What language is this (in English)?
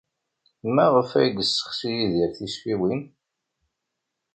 Kabyle